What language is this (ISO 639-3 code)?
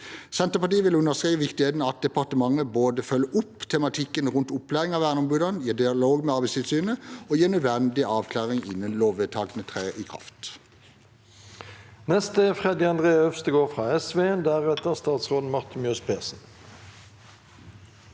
nor